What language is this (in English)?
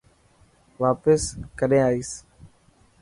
Dhatki